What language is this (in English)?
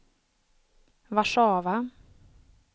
Swedish